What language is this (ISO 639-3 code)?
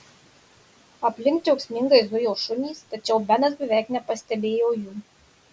lit